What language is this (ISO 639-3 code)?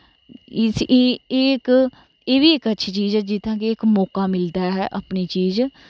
doi